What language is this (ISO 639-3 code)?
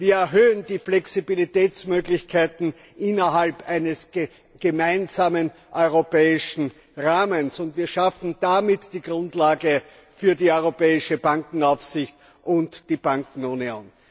deu